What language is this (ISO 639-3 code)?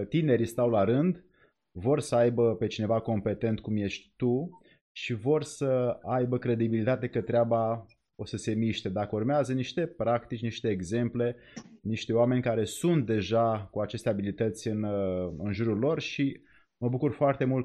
ron